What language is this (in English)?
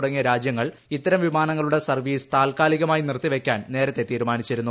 Malayalam